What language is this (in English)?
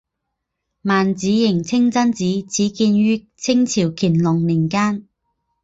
Chinese